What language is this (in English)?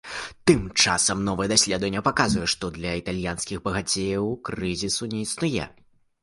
Belarusian